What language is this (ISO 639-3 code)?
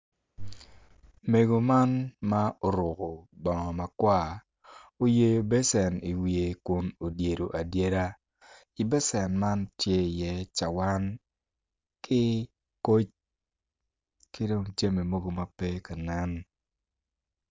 ach